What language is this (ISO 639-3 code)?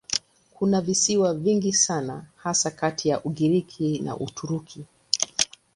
swa